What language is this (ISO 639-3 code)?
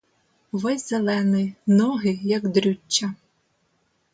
ukr